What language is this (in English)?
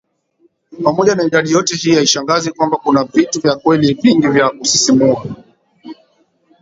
Swahili